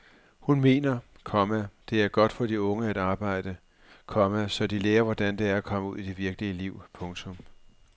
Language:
Danish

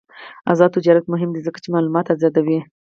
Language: Pashto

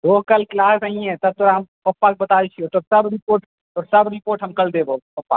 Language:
Maithili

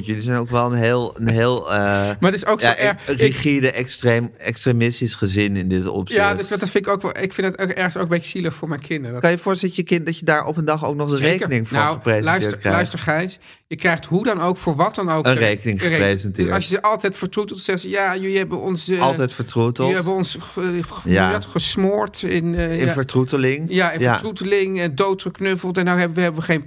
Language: Dutch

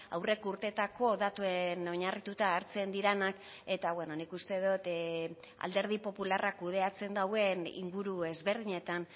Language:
Basque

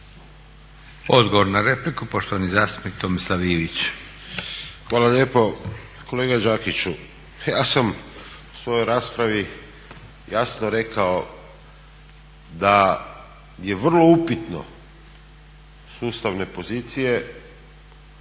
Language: Croatian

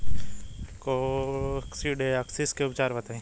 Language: Bhojpuri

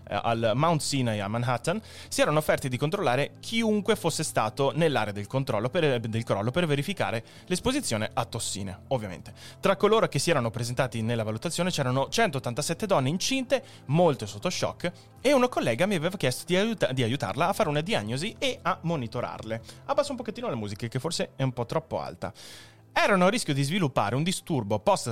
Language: Italian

